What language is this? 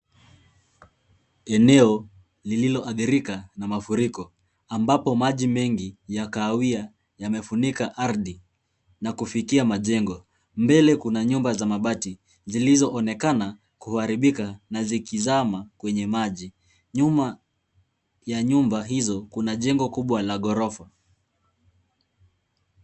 Swahili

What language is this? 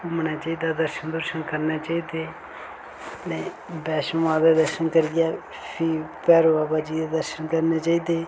Dogri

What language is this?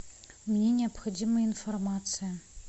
Russian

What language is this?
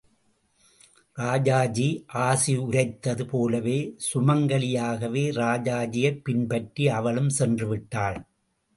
Tamil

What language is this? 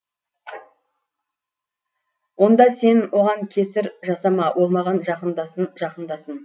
Kazakh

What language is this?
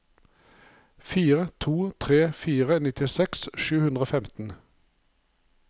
Norwegian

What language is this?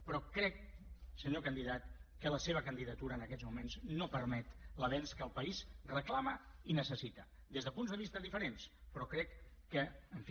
Catalan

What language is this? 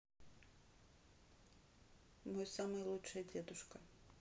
Russian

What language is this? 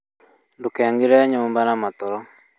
Kikuyu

